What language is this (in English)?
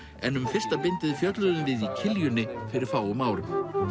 Icelandic